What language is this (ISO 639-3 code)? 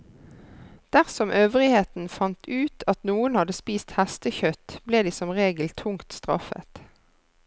nor